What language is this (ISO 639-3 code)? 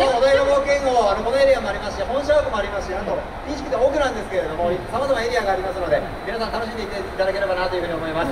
jpn